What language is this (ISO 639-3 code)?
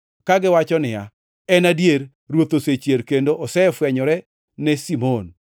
luo